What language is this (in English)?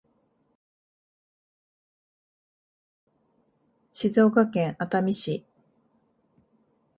Japanese